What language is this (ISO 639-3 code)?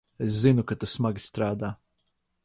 lav